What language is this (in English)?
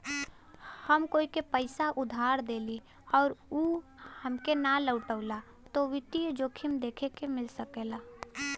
Bhojpuri